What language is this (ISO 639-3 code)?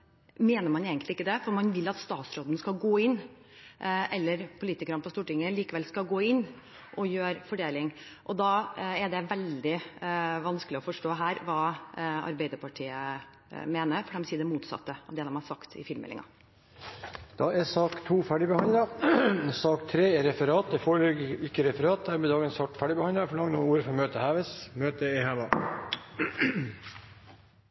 nor